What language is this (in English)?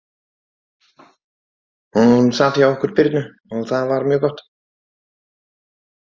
Icelandic